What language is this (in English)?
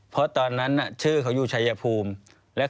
Thai